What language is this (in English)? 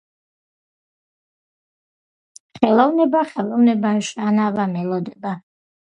Georgian